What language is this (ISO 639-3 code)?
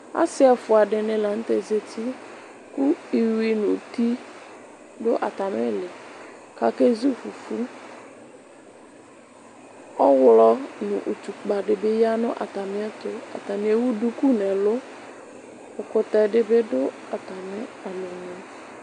kpo